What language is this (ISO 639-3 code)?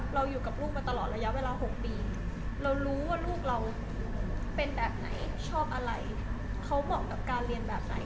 tha